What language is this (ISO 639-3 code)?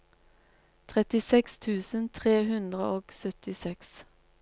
nor